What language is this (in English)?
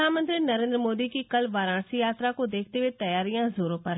Hindi